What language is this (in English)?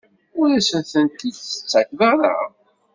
Kabyle